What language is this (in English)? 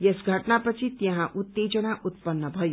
Nepali